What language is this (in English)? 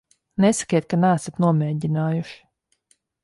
Latvian